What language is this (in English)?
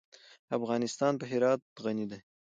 Pashto